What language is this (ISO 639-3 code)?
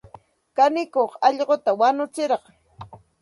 qxt